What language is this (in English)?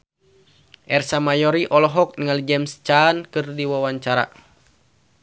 Sundanese